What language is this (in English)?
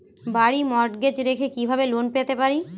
Bangla